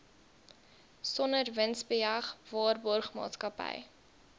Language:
Afrikaans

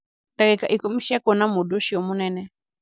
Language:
Kikuyu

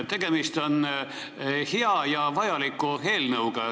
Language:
Estonian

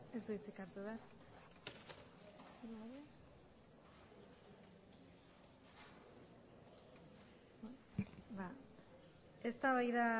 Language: Basque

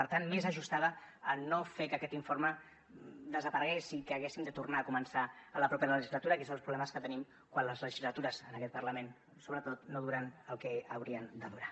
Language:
Catalan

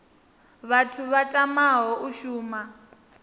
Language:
Venda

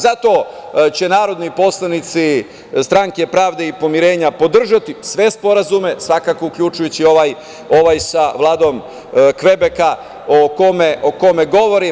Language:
Serbian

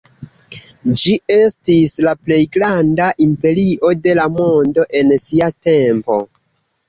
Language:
Esperanto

